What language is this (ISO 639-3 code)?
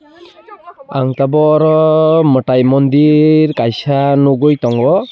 trp